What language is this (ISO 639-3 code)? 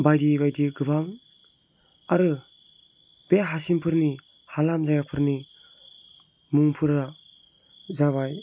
brx